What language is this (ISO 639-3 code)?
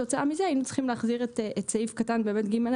heb